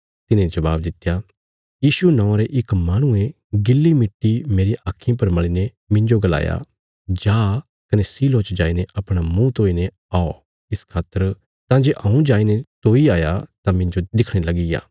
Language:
Bilaspuri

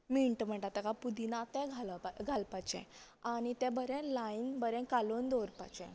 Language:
Konkani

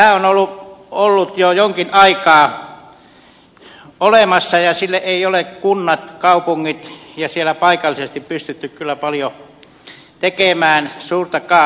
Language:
Finnish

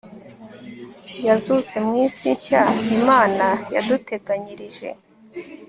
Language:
Kinyarwanda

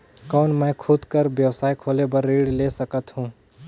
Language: Chhattisgarhi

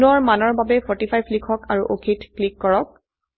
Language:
Assamese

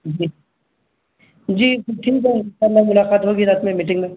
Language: Urdu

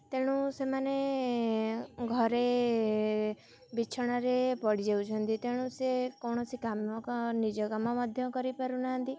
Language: Odia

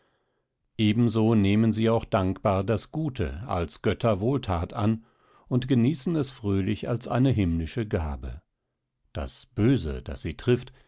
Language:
German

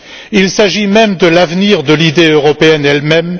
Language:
French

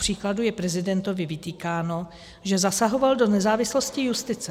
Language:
Czech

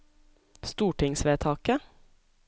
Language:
Norwegian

